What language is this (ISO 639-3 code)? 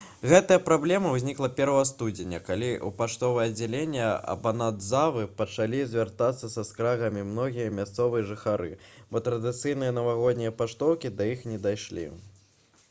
bel